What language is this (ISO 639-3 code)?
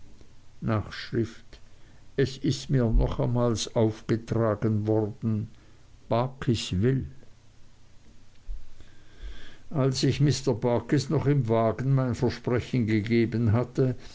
deu